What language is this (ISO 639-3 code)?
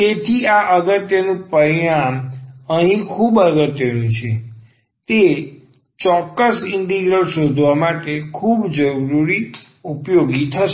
guj